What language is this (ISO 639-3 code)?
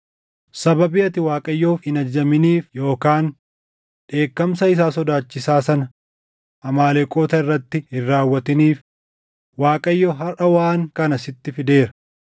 orm